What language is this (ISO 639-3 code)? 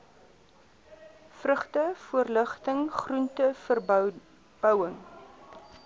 afr